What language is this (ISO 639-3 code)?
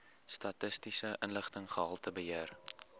afr